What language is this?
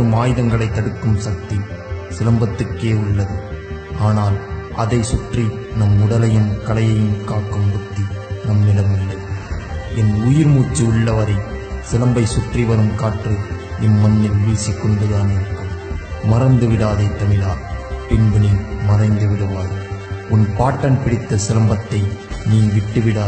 Arabic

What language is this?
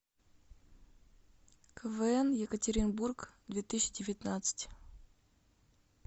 Russian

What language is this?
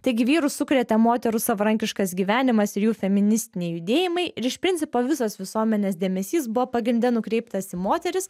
Lithuanian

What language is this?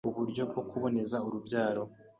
Kinyarwanda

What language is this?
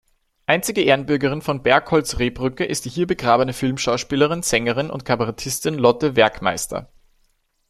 German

